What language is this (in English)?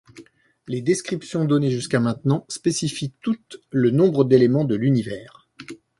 French